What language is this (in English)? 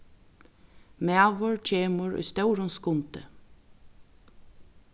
Faroese